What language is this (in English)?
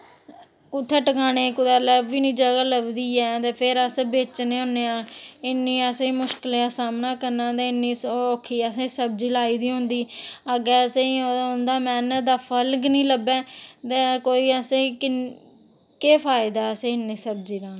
Dogri